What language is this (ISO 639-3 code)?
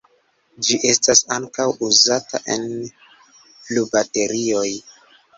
epo